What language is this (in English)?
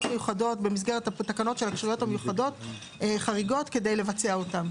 Hebrew